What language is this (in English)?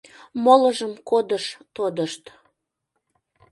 Mari